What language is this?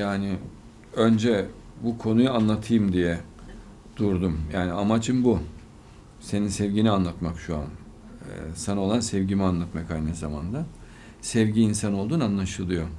Turkish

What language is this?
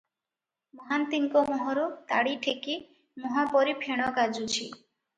Odia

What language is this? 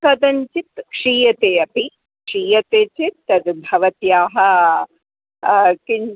Sanskrit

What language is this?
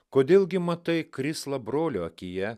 Lithuanian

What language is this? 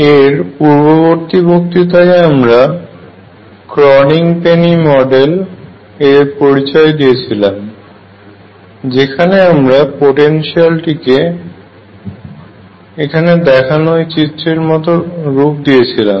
Bangla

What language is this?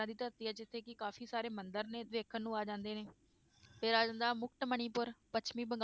Punjabi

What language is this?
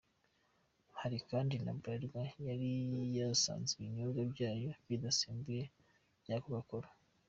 Kinyarwanda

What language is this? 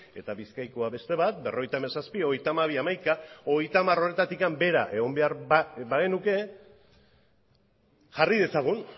Basque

